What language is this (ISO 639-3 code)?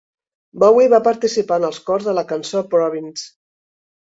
cat